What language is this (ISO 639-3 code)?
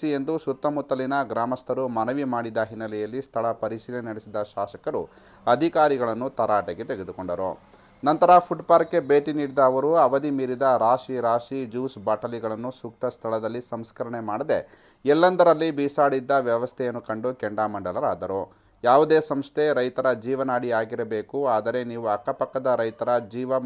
kan